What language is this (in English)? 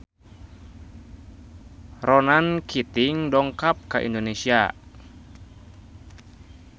Sundanese